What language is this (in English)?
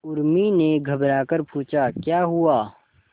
Hindi